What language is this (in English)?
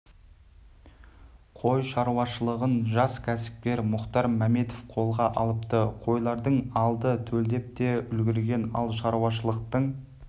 Kazakh